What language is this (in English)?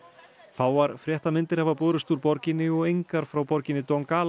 Icelandic